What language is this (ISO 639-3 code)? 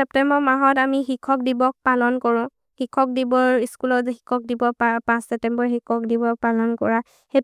mrr